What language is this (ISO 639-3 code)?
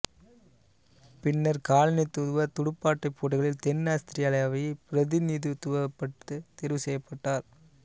tam